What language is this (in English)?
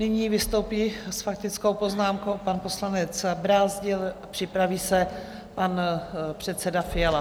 Czech